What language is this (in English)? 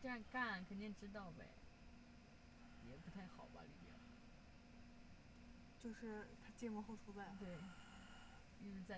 Chinese